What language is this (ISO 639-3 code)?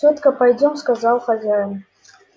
rus